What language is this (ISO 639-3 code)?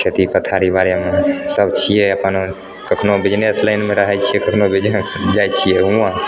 mai